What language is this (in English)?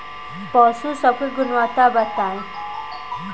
Bhojpuri